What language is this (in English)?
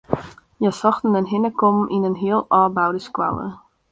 Western Frisian